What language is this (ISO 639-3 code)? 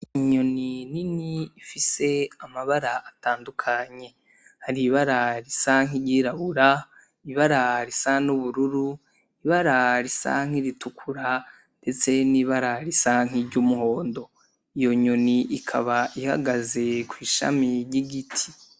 run